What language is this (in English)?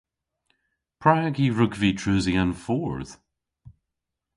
Cornish